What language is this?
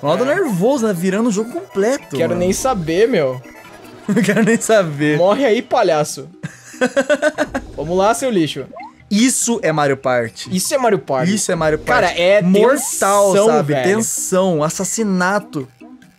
Portuguese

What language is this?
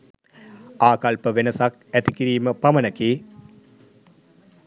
Sinhala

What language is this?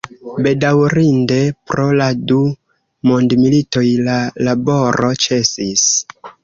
Esperanto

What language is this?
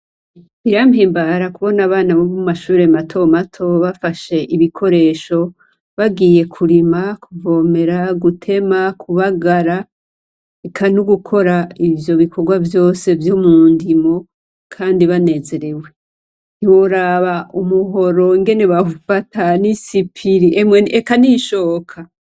Rundi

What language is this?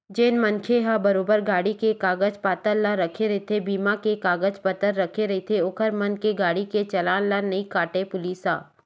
Chhattisgarhi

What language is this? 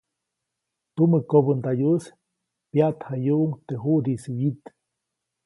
Copainalá Zoque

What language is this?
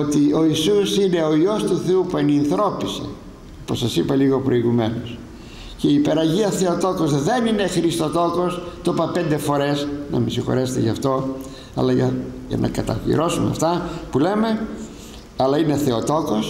Greek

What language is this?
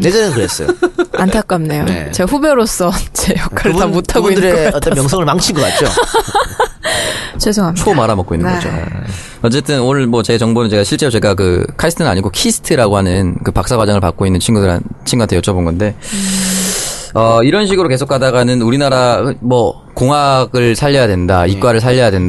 Korean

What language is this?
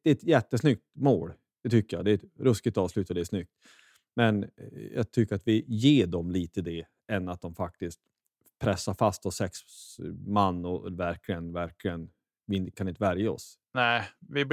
Swedish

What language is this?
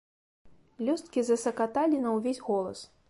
Belarusian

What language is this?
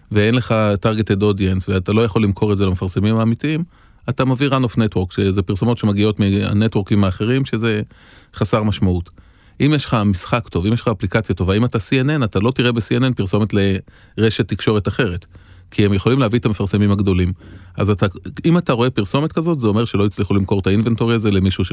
Hebrew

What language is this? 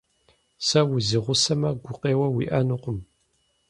Kabardian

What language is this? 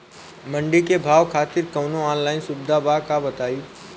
Bhojpuri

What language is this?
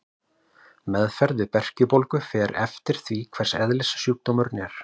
Icelandic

